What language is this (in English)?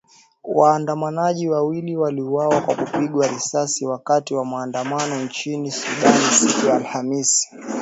Swahili